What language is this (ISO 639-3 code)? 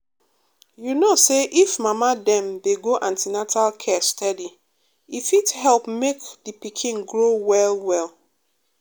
pcm